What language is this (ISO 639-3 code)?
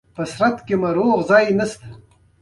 pus